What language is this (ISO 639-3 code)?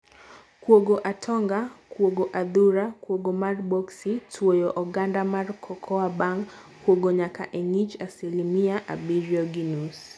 luo